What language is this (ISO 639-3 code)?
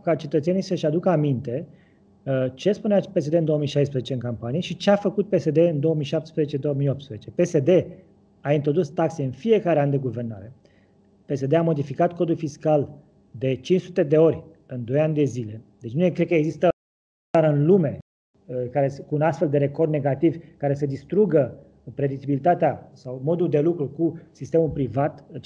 ron